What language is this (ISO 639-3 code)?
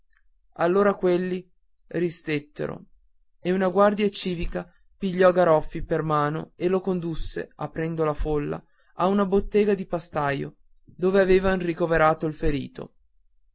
ita